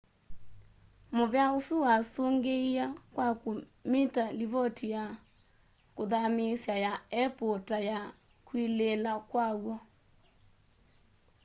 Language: Kamba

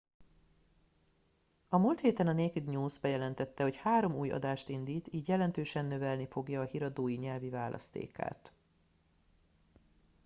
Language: Hungarian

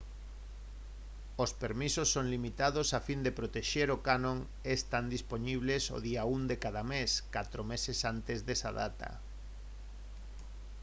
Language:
Galician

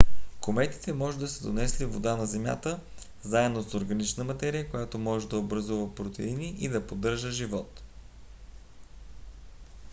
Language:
Bulgarian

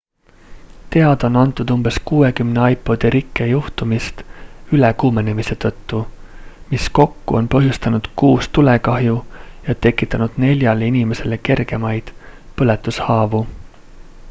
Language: Estonian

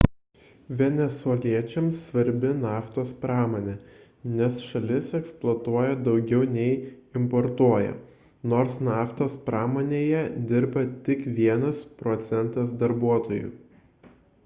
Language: Lithuanian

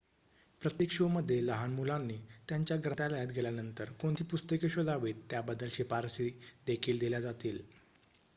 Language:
Marathi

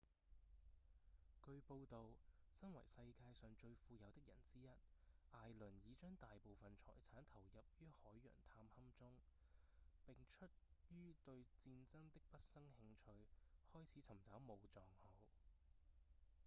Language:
Cantonese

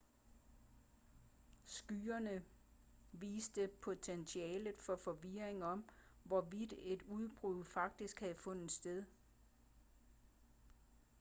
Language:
Danish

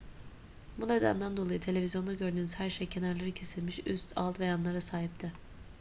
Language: Turkish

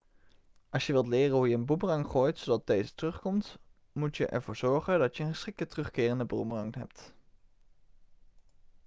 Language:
Dutch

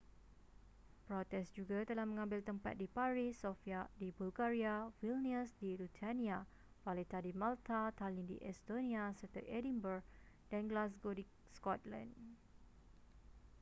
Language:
Malay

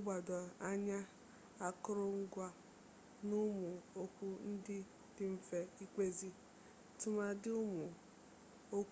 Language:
Igbo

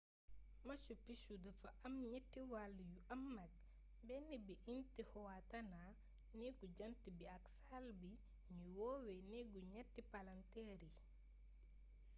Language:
Wolof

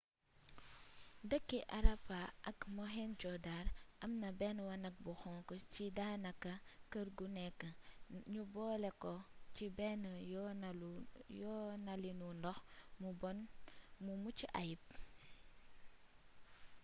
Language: Wolof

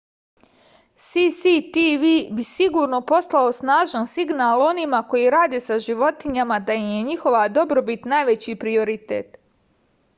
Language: Serbian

